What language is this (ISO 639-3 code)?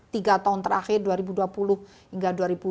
ind